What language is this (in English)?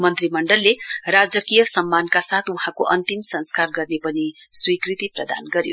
Nepali